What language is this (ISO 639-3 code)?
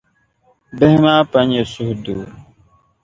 dag